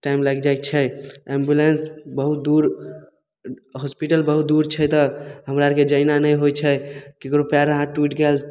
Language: Maithili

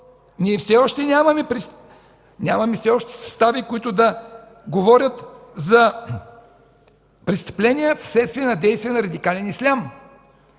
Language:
Bulgarian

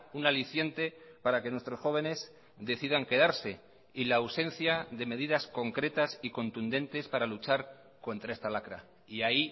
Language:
Spanish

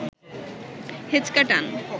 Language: Bangla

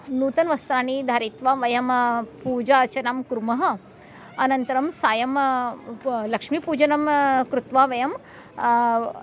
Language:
Sanskrit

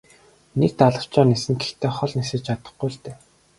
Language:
Mongolian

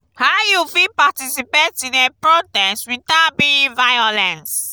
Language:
Nigerian Pidgin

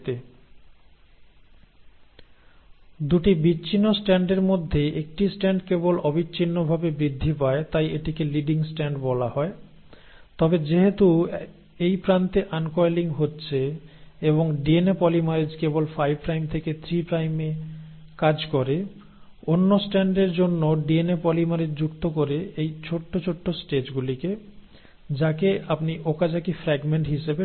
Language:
Bangla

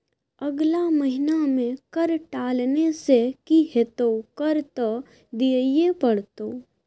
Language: Maithili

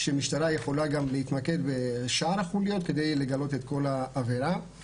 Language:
Hebrew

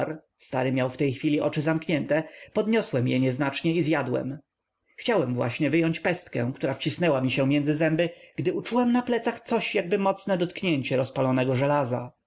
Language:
Polish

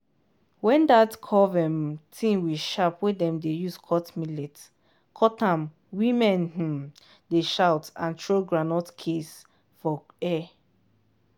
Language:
Nigerian Pidgin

